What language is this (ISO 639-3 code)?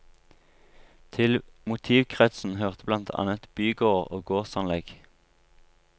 nor